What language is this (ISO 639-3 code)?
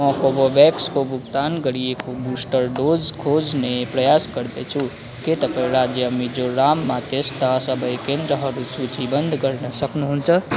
nep